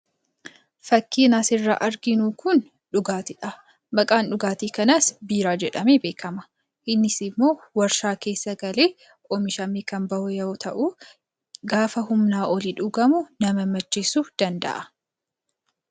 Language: Oromo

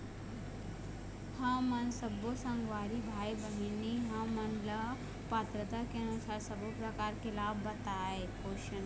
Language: Chhattisgarhi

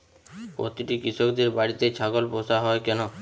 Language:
Bangla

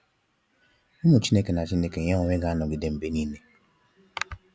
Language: Igbo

